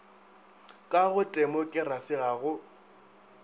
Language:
Northern Sotho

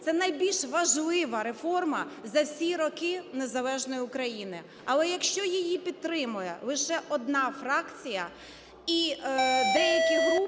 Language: Ukrainian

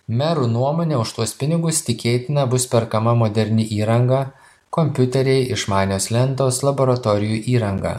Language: Lithuanian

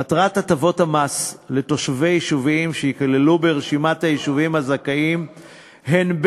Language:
Hebrew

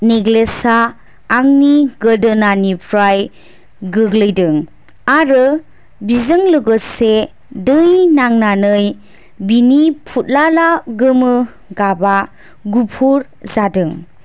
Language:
Bodo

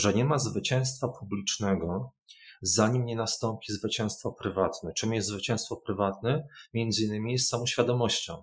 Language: Polish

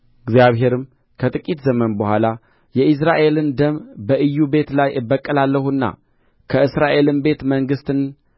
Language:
Amharic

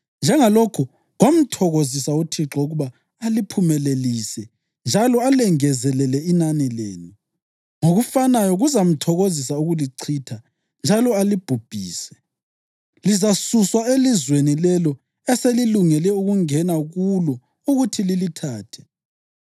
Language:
North Ndebele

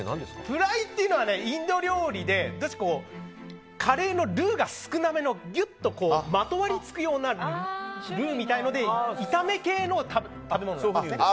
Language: Japanese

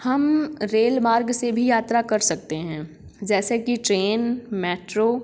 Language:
Hindi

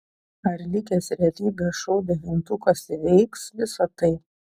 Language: Lithuanian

